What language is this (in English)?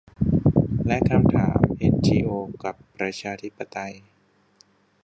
Thai